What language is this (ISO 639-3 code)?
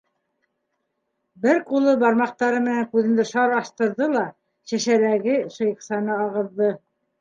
bak